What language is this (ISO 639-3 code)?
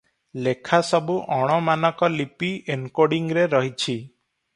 ori